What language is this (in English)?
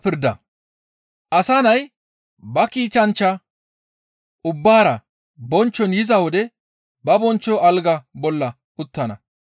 Gamo